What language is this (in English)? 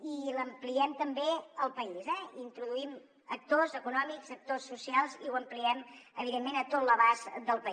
Catalan